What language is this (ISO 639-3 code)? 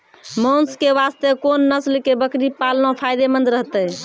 mai